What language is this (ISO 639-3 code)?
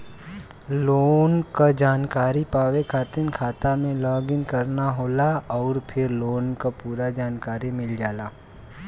bho